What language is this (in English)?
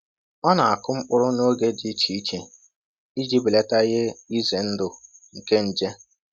Igbo